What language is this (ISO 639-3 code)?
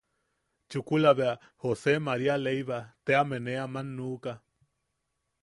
yaq